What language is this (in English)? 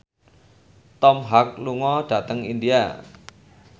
Javanese